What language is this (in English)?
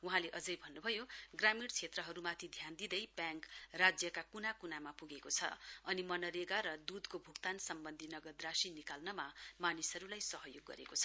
Nepali